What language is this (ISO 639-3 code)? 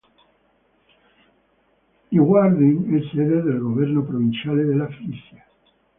ita